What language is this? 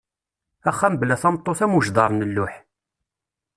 Kabyle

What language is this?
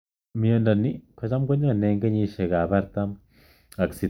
Kalenjin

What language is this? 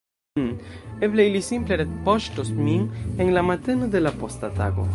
Esperanto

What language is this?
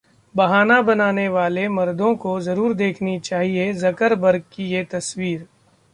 Hindi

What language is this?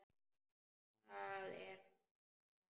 Icelandic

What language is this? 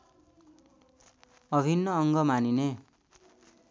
Nepali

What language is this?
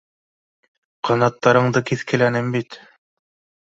Bashkir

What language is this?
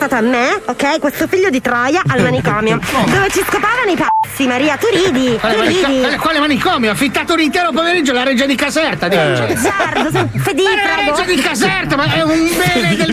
Italian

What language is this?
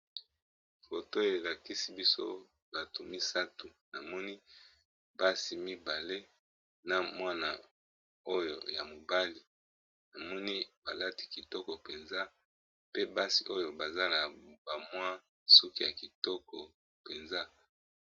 Lingala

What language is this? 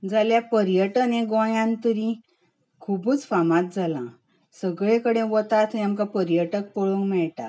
Konkani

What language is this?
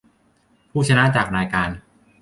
Thai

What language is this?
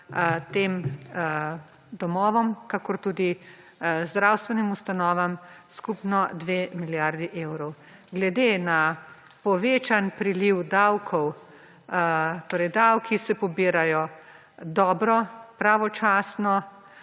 Slovenian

